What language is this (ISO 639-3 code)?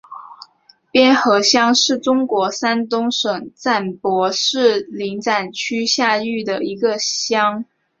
zho